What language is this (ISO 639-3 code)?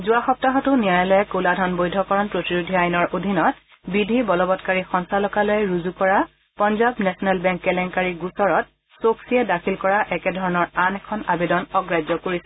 asm